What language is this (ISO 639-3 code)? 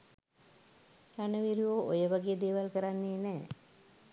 sin